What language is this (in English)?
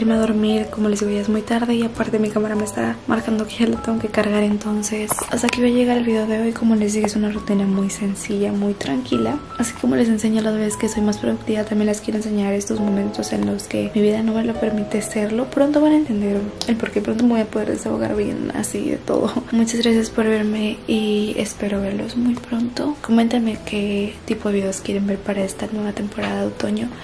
Spanish